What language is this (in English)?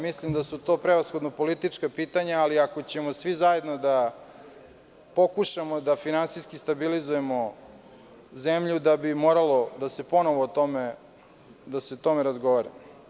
Serbian